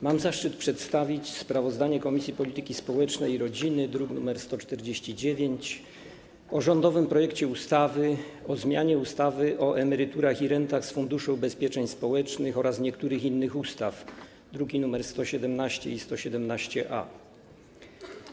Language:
Polish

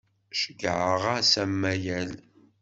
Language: Kabyle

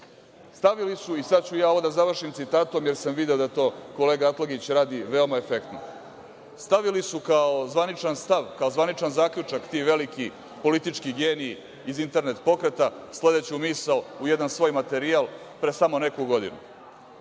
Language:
Serbian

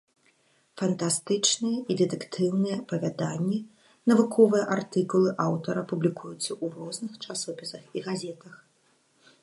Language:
Belarusian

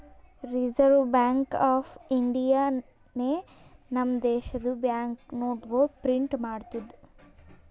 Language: Kannada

